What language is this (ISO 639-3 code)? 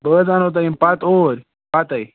kas